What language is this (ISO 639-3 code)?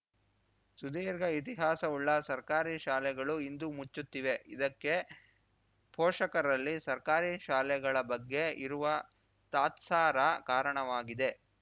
kan